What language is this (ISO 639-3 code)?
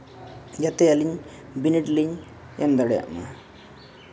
sat